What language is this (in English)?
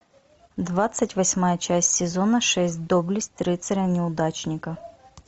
Russian